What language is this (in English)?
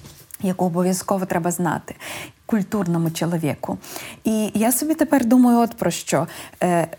Ukrainian